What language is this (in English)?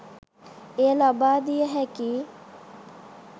Sinhala